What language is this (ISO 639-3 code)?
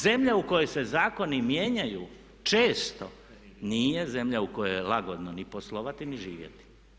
hrv